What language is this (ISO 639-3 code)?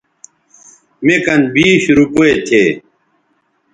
btv